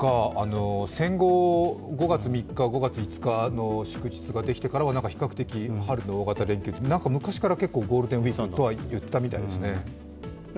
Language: Japanese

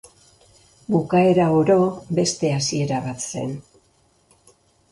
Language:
Basque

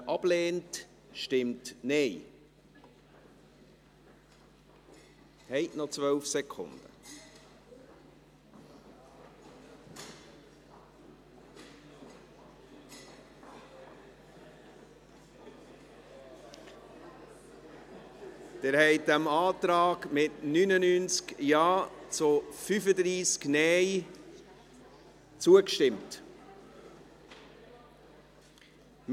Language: Swiss German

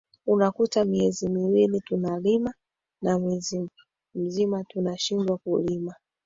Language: Swahili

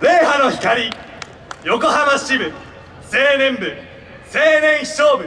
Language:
Japanese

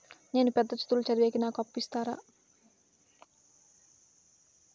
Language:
Telugu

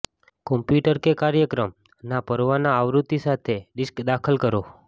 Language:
Gujarati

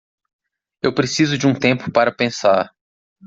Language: Portuguese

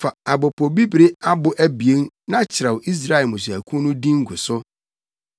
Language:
Akan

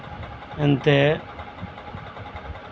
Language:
Santali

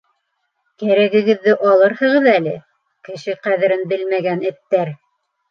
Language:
Bashkir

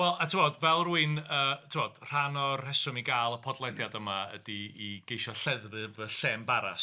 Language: Welsh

